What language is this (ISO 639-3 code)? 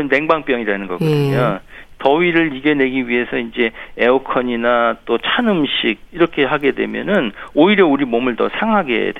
kor